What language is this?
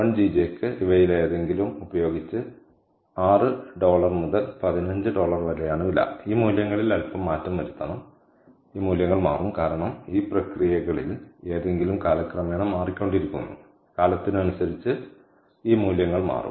Malayalam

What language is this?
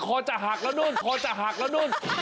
Thai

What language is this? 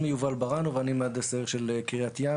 Hebrew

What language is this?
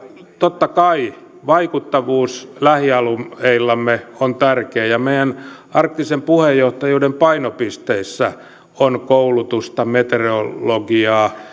Finnish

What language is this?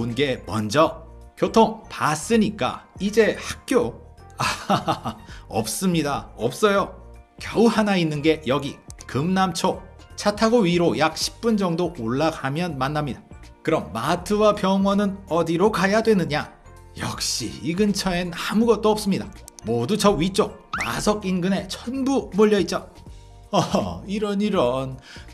Korean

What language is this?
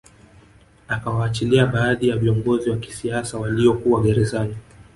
Swahili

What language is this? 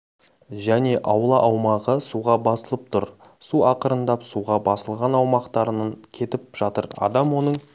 Kazakh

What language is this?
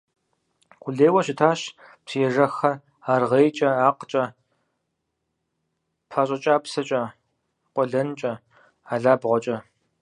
Kabardian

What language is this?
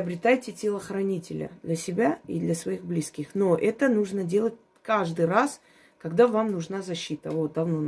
Russian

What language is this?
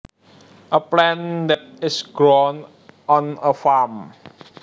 Javanese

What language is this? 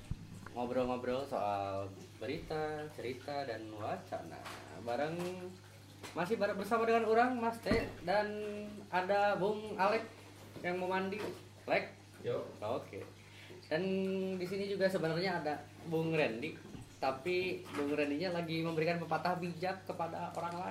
Indonesian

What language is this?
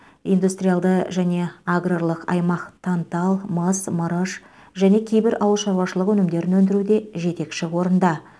Kazakh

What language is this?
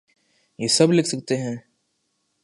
Urdu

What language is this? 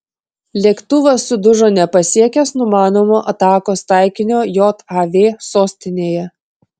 Lithuanian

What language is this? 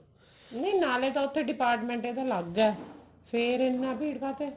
Punjabi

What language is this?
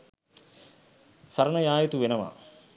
Sinhala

